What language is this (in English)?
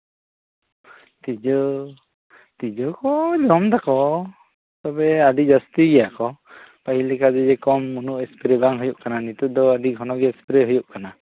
Santali